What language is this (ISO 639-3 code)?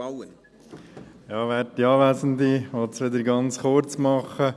gsw